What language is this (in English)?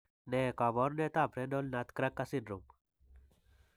Kalenjin